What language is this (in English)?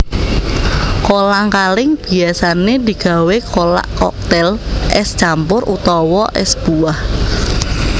Javanese